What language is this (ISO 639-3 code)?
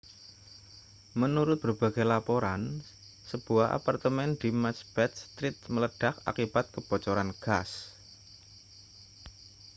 ind